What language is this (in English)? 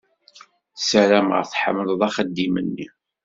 Kabyle